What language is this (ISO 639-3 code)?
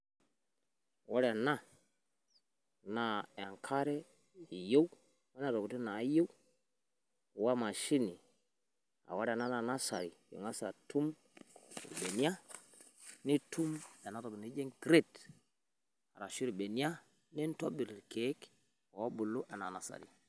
mas